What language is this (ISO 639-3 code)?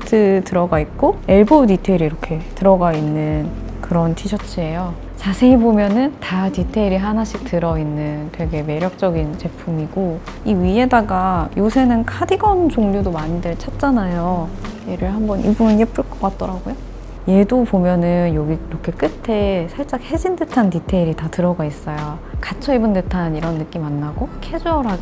kor